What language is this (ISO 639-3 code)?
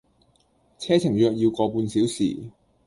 yue